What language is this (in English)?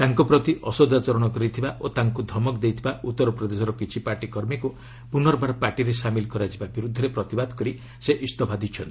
Odia